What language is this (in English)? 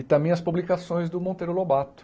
Portuguese